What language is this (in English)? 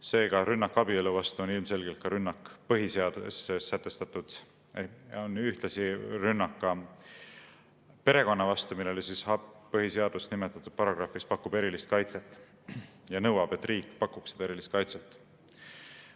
Estonian